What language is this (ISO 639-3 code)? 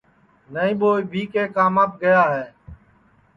ssi